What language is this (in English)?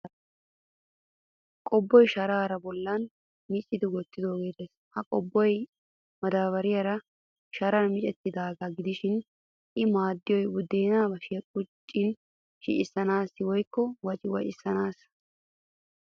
Wolaytta